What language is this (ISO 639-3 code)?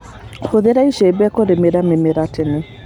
kik